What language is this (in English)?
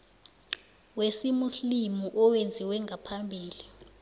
South Ndebele